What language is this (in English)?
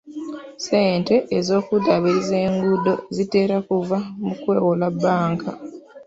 Ganda